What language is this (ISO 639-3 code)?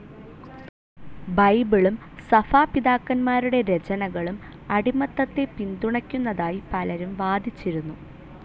mal